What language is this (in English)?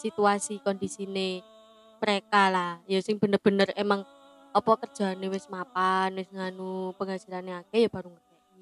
Indonesian